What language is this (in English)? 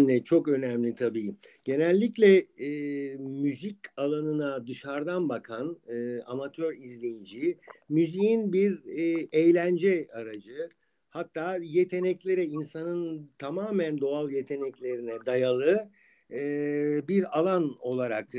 Turkish